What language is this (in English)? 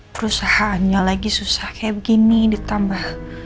Indonesian